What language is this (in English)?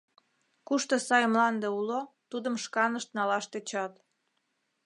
Mari